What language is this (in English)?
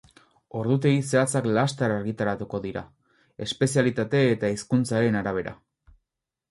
Basque